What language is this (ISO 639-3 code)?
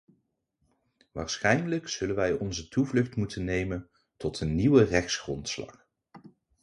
nld